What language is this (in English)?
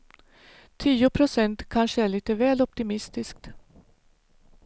Swedish